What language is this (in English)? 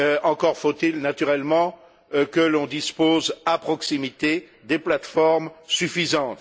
French